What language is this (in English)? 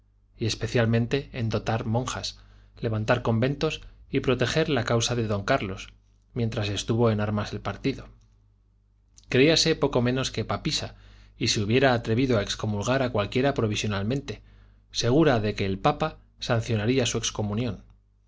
Spanish